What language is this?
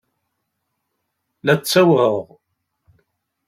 Kabyle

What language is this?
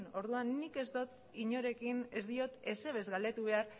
Basque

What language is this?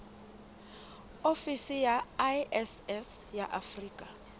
Southern Sotho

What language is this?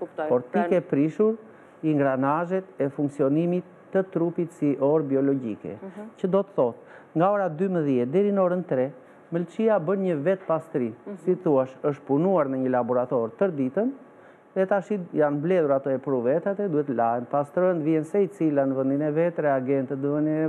Romanian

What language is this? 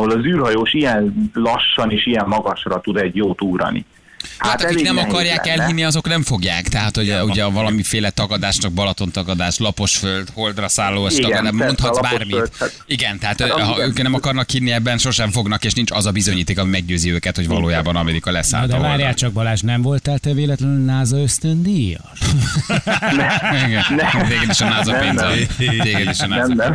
Hungarian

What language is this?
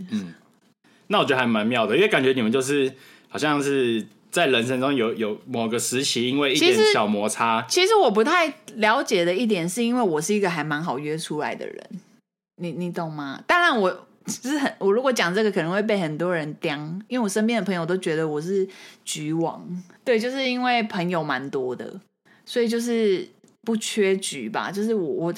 Chinese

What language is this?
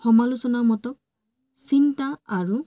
Assamese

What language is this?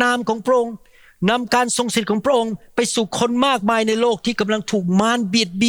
Thai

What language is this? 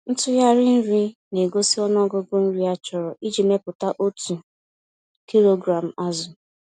Igbo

